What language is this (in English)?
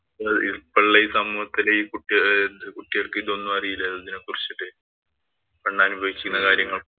Malayalam